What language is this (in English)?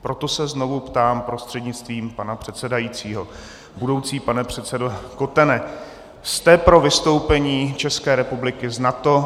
Czech